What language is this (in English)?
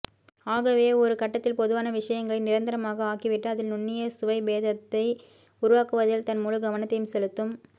Tamil